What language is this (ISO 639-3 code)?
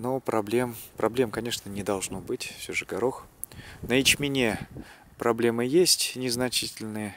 rus